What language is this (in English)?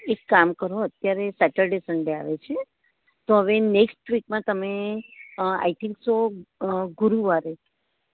Gujarati